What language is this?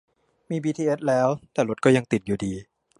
Thai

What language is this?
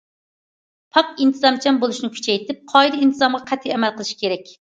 Uyghur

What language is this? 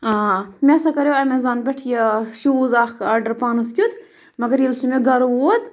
Kashmiri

